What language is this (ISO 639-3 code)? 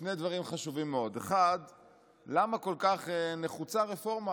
heb